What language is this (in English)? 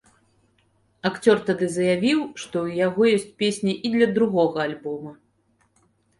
Belarusian